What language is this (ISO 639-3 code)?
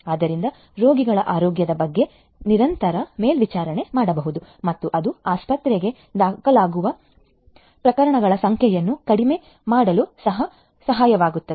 kan